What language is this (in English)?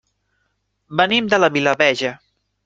Catalan